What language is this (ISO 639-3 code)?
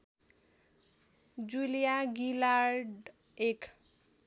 nep